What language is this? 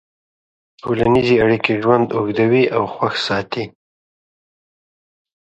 Pashto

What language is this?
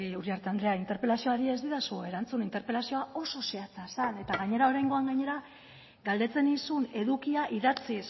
Basque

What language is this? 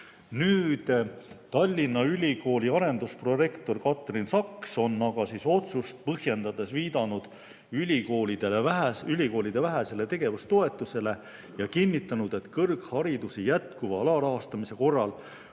Estonian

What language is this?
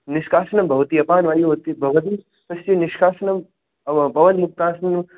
Sanskrit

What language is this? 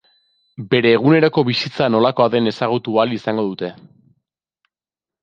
Basque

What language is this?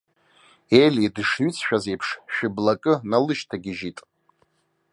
Abkhazian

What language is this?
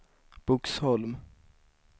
Swedish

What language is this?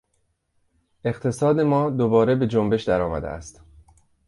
Persian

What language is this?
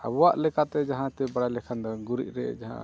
Santali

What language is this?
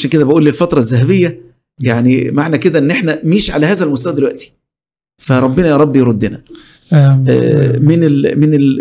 Arabic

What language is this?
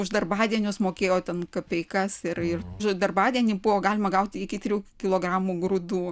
Lithuanian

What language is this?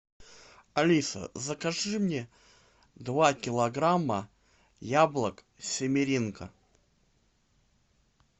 Russian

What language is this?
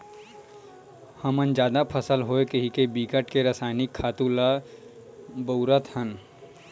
Chhattisgarhi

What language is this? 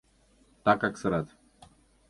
Mari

